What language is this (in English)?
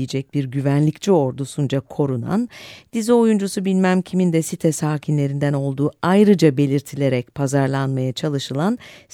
Turkish